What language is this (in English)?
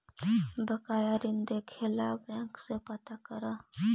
Magahi